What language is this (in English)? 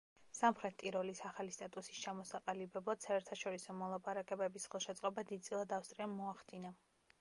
Georgian